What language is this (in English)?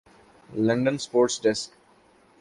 Urdu